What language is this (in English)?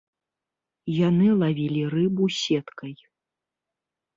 Belarusian